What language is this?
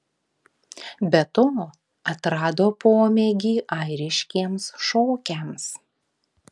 Lithuanian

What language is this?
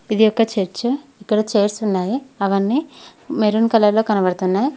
Telugu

